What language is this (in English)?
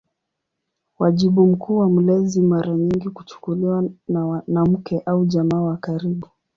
Swahili